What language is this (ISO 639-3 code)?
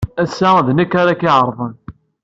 kab